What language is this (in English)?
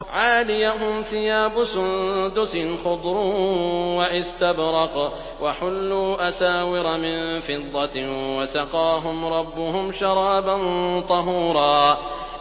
Arabic